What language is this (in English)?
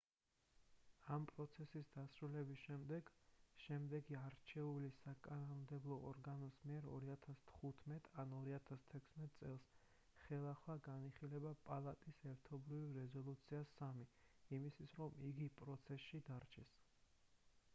Georgian